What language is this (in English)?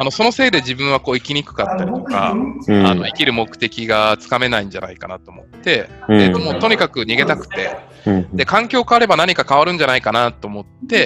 Japanese